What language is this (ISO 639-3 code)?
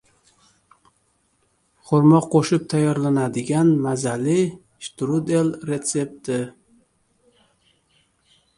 uzb